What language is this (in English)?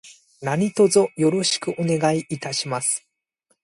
Japanese